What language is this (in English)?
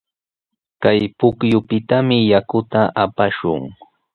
Sihuas Ancash Quechua